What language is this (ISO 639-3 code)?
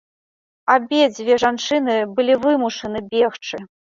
bel